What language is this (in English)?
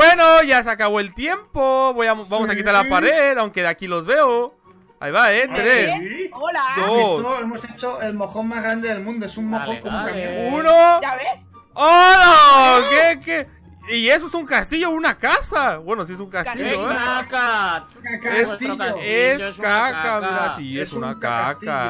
Spanish